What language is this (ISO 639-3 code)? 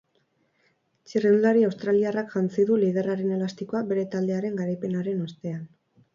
eus